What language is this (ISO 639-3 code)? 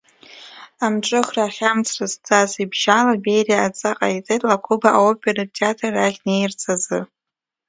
abk